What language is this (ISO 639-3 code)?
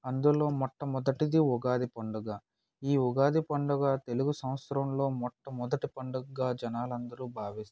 tel